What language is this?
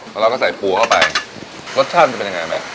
Thai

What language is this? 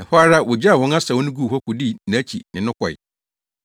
Akan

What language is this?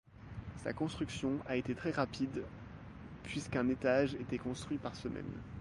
French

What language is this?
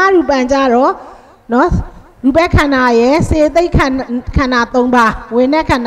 Thai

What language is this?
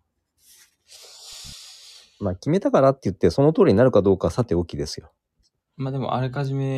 Japanese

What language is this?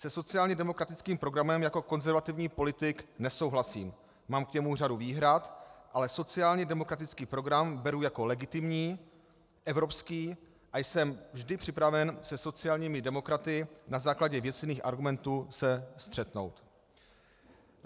Czech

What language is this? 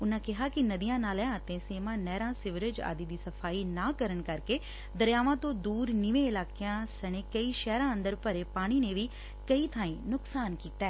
Punjabi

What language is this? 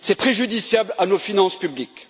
French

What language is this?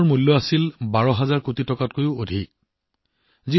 Assamese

